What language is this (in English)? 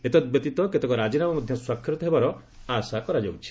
Odia